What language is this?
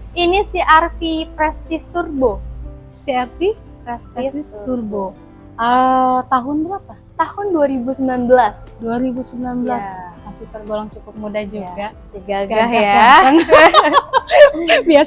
Indonesian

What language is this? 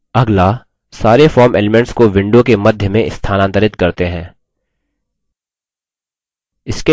Hindi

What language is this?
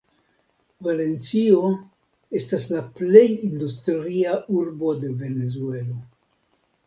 Esperanto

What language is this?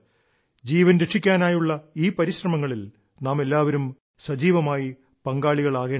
Malayalam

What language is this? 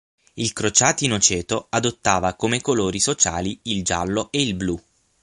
Italian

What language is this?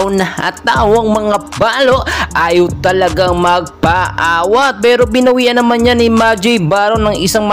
Filipino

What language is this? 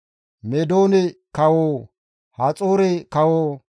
Gamo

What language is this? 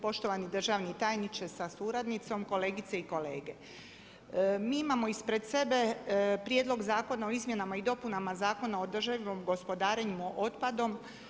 Croatian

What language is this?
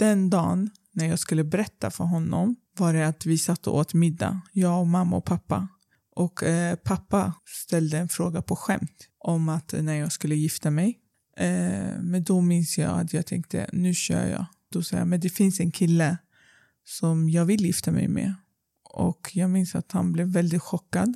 Swedish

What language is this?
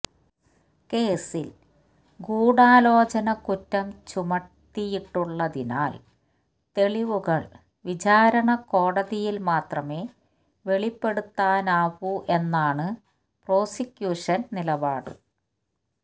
Malayalam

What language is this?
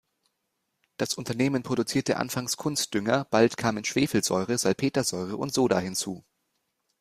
German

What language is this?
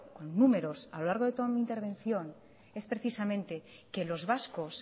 Spanish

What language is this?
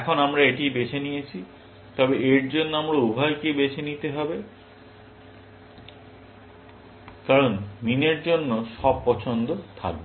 Bangla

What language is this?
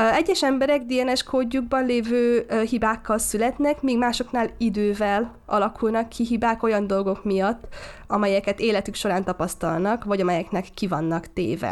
Hungarian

